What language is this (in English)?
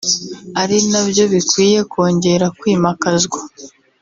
Kinyarwanda